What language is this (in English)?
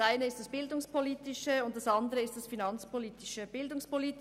Swiss German